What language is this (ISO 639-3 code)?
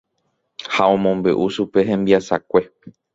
grn